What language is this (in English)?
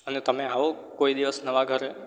Gujarati